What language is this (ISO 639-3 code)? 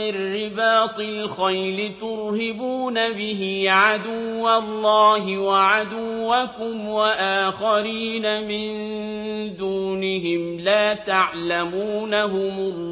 ara